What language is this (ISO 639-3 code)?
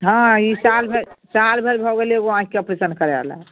mai